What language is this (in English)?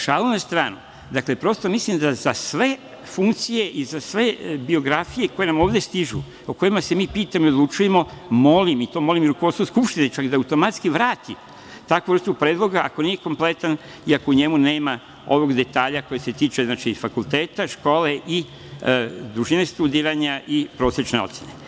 Serbian